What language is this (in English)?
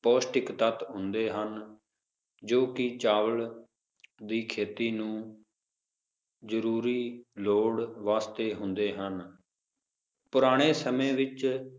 Punjabi